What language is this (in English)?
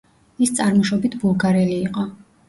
Georgian